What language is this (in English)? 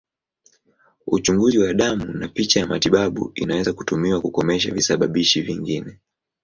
Swahili